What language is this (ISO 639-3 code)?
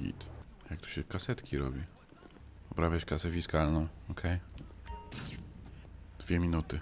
pol